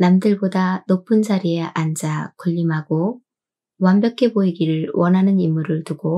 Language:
Korean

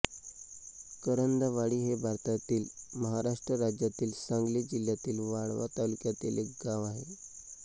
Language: Marathi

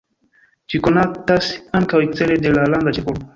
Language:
Esperanto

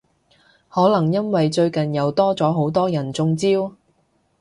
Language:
Cantonese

